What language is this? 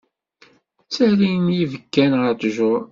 Kabyle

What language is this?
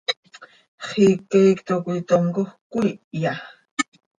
Seri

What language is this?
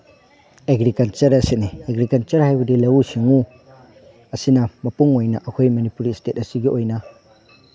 Manipuri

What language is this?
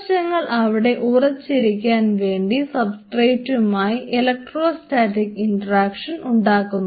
Malayalam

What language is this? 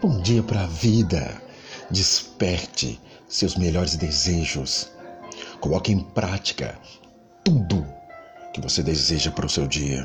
Portuguese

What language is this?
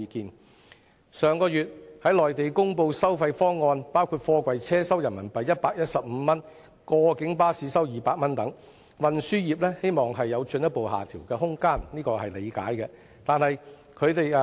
Cantonese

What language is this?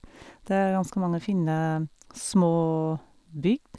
Norwegian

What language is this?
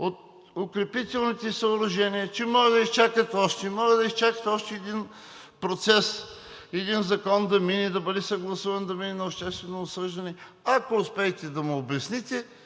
Bulgarian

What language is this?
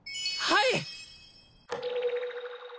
Japanese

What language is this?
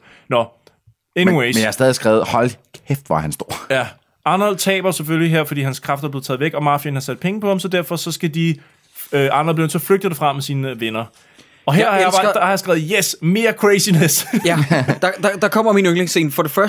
Danish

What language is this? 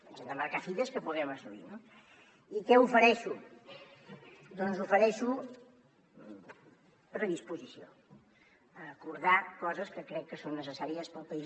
Catalan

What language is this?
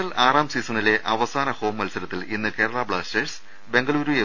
Malayalam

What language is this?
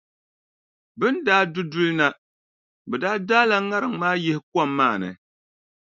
Dagbani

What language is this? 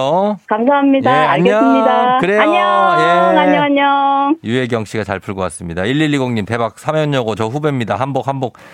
Korean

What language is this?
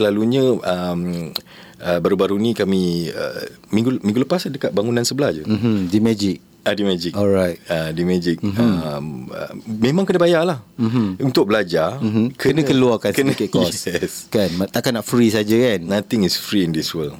Malay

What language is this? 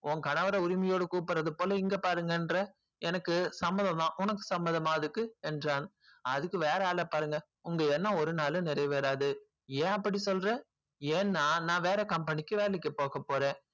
Tamil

